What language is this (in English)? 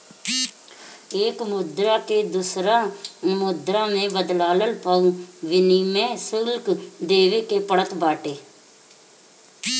Bhojpuri